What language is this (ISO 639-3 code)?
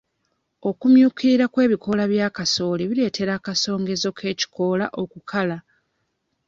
lug